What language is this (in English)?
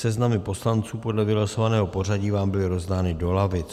Czech